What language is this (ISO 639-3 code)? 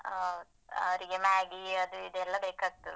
kan